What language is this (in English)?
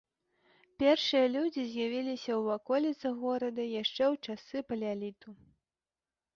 Belarusian